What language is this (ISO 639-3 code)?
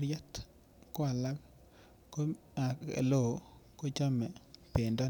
kln